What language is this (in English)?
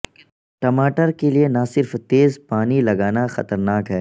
Urdu